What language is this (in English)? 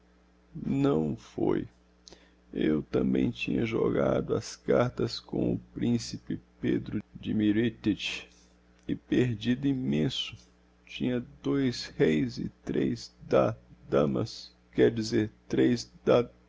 Portuguese